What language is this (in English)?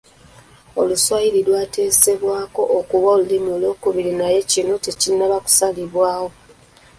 Ganda